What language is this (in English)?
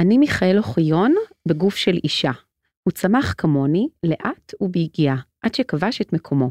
Hebrew